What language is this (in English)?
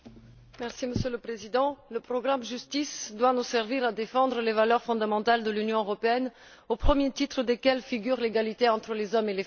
French